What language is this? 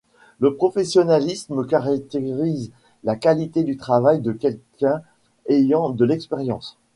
French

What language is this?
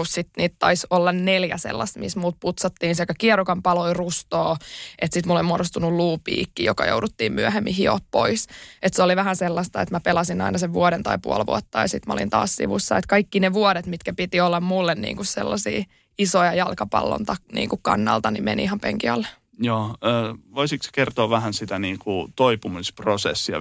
Finnish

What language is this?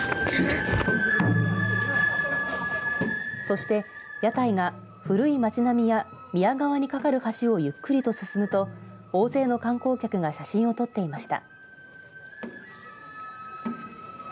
Japanese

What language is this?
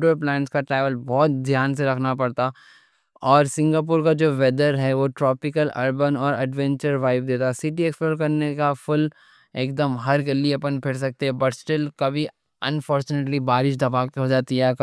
Deccan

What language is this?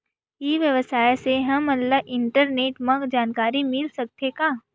Chhattisgarhi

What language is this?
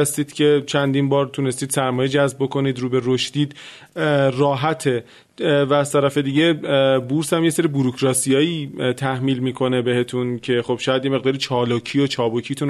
Persian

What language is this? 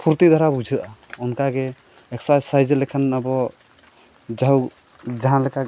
Santali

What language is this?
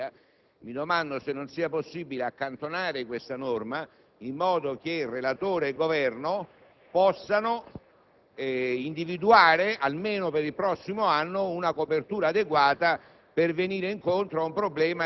Italian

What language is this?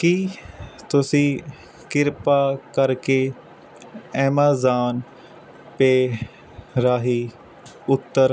Punjabi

